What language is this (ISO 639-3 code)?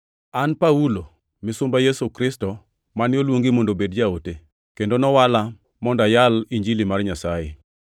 luo